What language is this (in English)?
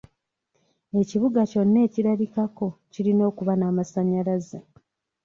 Ganda